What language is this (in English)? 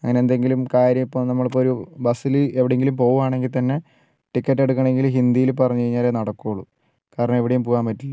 Malayalam